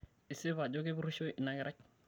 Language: Masai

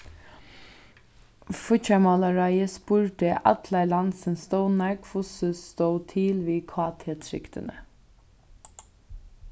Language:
Faroese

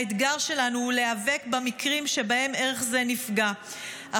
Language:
Hebrew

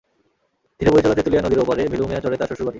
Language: Bangla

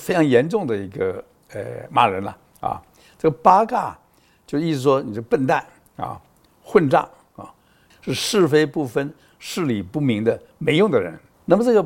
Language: Chinese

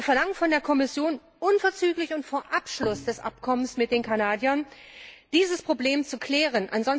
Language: German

